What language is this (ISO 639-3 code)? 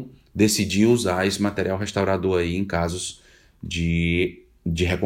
por